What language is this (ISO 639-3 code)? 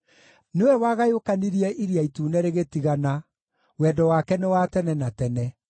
kik